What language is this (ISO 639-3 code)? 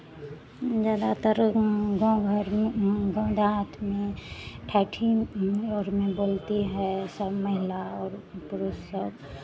hin